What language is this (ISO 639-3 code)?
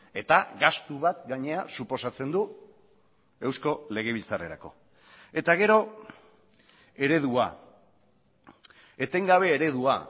eus